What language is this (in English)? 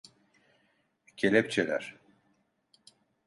Turkish